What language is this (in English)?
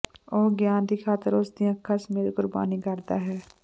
Punjabi